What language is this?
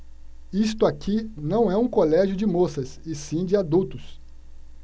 Portuguese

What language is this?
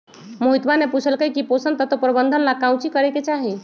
Magahi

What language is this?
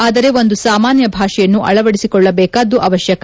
Kannada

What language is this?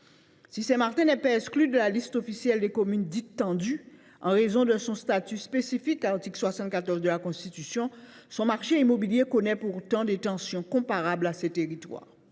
French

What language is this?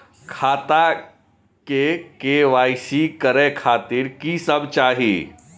Maithili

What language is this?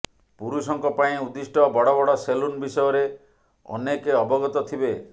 Odia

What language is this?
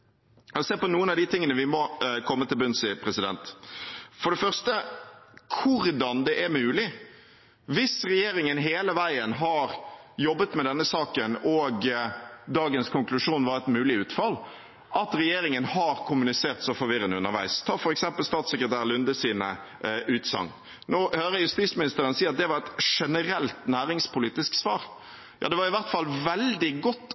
Norwegian Bokmål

